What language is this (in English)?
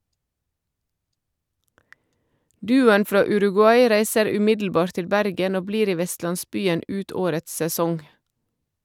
Norwegian